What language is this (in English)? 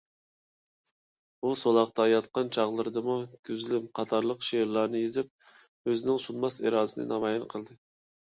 Uyghur